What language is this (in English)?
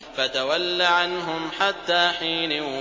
Arabic